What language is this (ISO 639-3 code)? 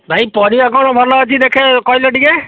ori